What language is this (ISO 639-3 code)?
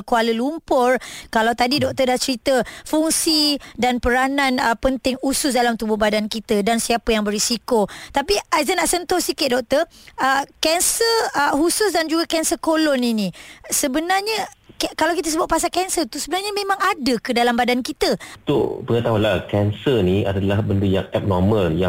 msa